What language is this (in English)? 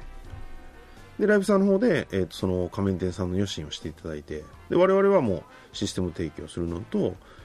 Japanese